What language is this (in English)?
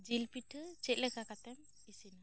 Santali